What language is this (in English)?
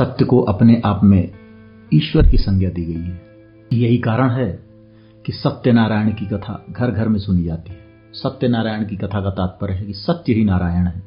Hindi